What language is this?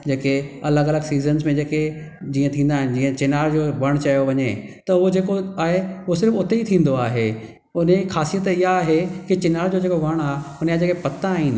Sindhi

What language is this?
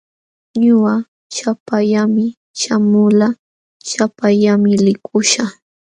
Jauja Wanca Quechua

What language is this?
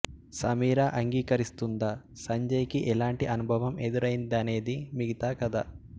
Telugu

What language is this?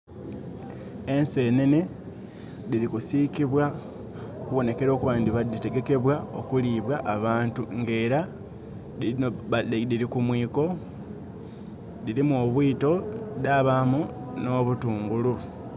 Soga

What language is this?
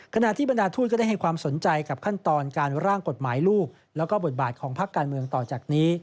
Thai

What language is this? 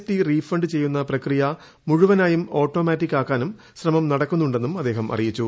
Malayalam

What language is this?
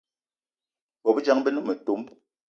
Eton (Cameroon)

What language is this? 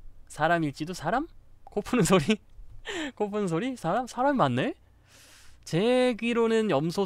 Korean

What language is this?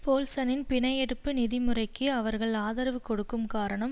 Tamil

